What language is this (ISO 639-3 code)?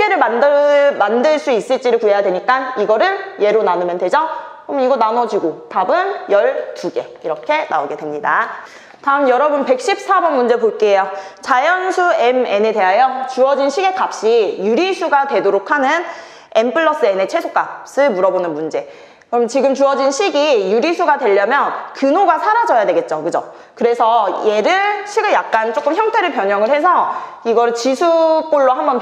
kor